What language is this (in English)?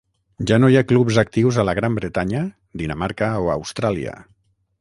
Catalan